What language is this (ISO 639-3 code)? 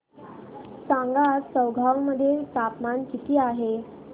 mar